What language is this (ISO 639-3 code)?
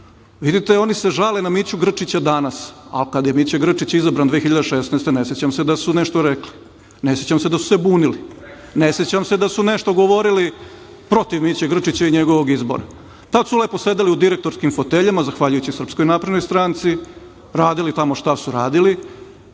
srp